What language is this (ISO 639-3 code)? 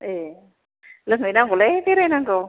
brx